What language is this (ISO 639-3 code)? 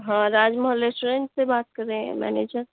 urd